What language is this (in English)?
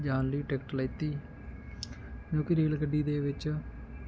Punjabi